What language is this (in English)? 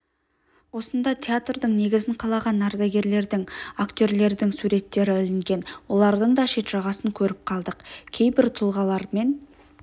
Kazakh